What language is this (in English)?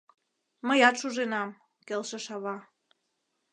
Mari